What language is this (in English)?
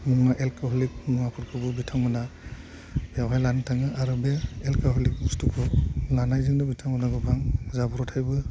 Bodo